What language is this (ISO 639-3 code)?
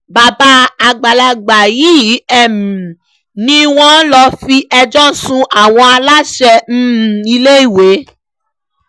yor